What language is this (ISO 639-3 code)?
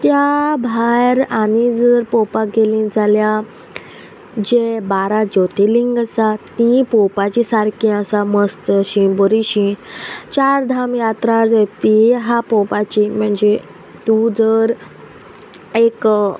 kok